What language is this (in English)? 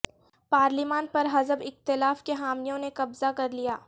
Urdu